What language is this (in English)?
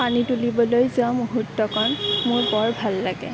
Assamese